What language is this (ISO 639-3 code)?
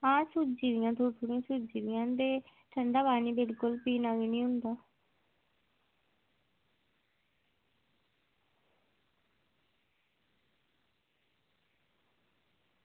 doi